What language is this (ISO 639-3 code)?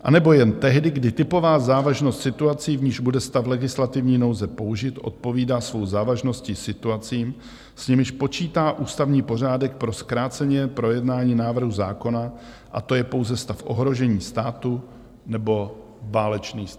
ces